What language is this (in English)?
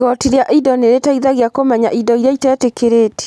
Kikuyu